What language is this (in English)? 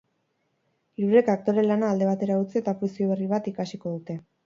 Basque